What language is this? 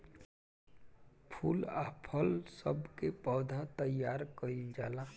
Bhojpuri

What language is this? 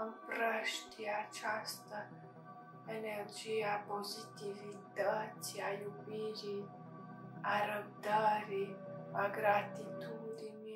Romanian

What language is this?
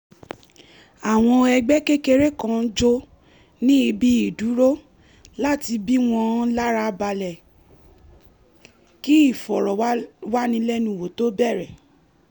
Yoruba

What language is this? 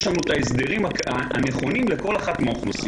Hebrew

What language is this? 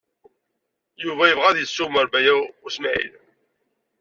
Kabyle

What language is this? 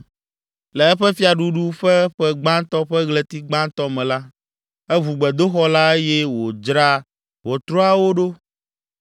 Ewe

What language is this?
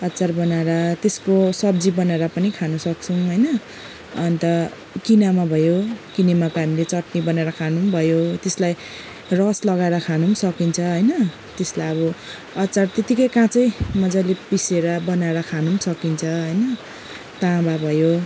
Nepali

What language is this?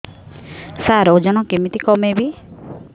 Odia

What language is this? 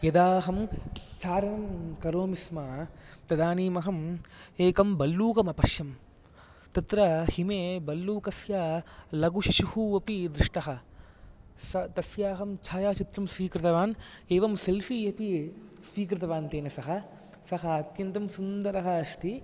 Sanskrit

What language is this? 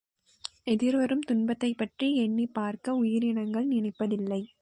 Tamil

